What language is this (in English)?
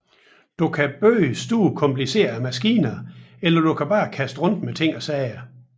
Danish